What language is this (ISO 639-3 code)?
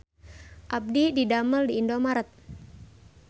sun